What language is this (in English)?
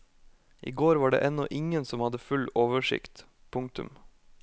Norwegian